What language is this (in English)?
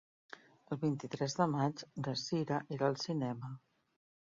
Catalan